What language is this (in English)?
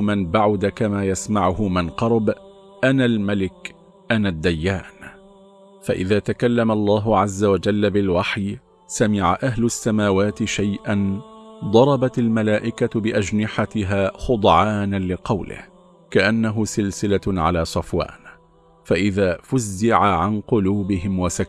Arabic